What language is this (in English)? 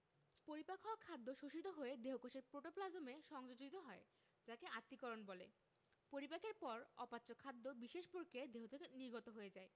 Bangla